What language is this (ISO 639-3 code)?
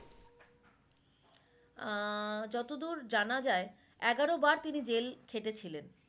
ben